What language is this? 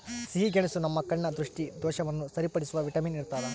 Kannada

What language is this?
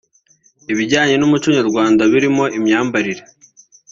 Kinyarwanda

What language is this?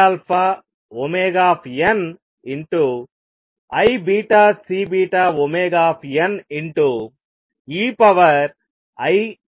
Telugu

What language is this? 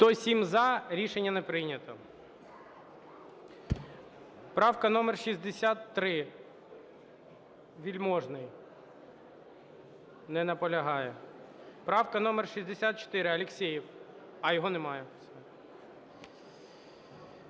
Ukrainian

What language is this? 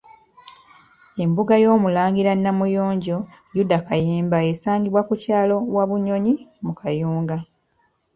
Ganda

